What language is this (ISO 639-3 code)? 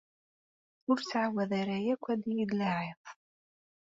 kab